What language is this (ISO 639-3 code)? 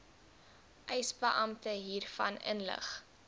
afr